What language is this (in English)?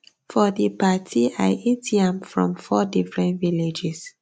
Nigerian Pidgin